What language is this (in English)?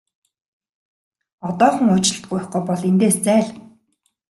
Mongolian